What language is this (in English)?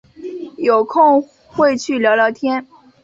Chinese